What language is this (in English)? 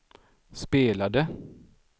Swedish